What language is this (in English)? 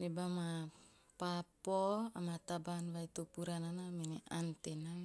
Teop